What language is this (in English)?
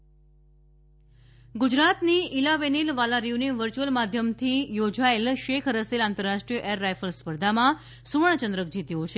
Gujarati